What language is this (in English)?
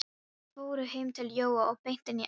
Icelandic